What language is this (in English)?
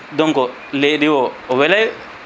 Fula